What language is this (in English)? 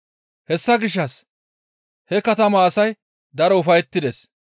Gamo